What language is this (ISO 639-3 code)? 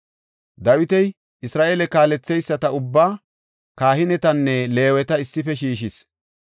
gof